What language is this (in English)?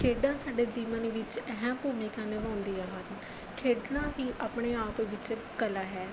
Punjabi